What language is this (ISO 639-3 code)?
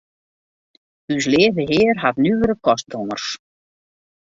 fry